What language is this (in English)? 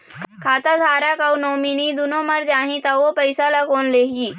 Chhattisgarhi